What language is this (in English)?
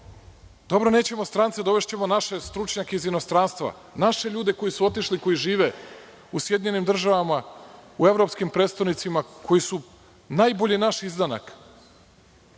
Serbian